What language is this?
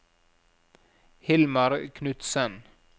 Norwegian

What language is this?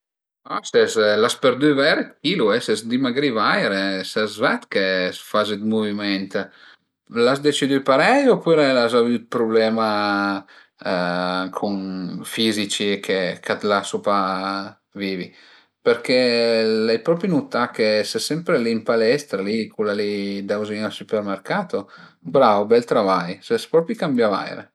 Piedmontese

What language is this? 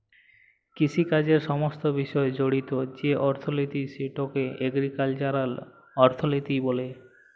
Bangla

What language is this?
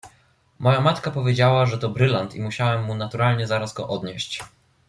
Polish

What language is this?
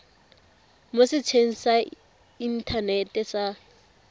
Tswana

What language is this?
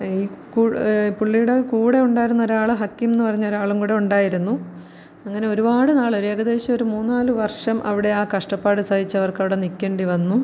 Malayalam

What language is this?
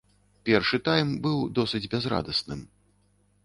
Belarusian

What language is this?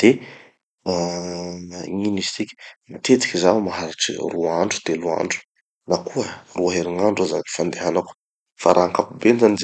Tanosy Malagasy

